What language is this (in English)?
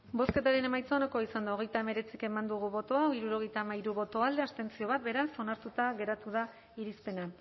Basque